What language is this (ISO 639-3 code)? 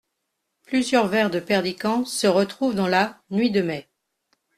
fra